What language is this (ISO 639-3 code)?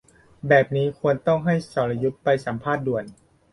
tha